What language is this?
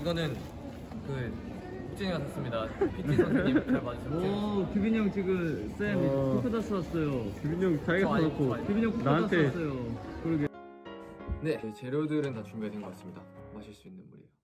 Korean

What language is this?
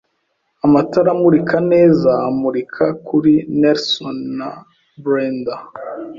Kinyarwanda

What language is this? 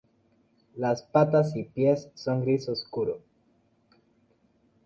Spanish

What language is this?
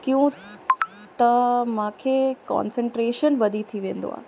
Sindhi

